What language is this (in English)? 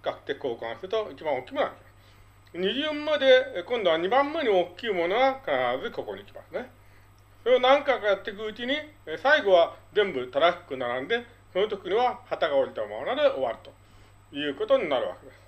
Japanese